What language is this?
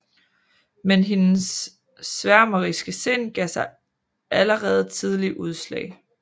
Danish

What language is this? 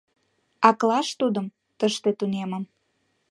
Mari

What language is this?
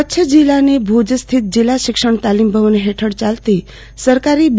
Gujarati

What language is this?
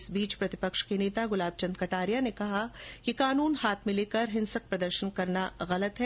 Hindi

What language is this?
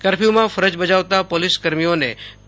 Gujarati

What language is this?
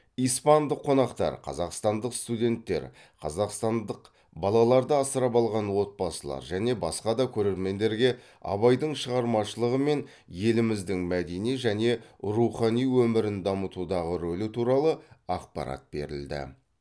Kazakh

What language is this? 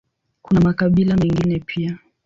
Swahili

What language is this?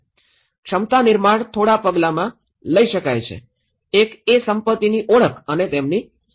Gujarati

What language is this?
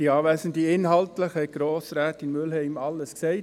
Swiss German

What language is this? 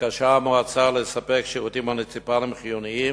Hebrew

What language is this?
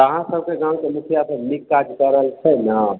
Maithili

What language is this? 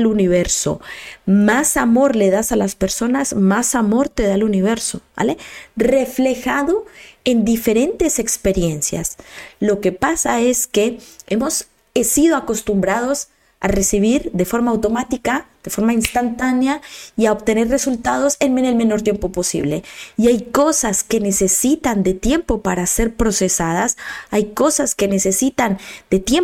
Spanish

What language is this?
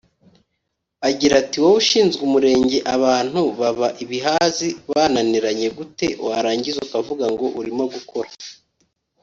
Kinyarwanda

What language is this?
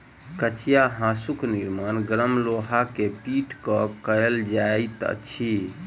Maithili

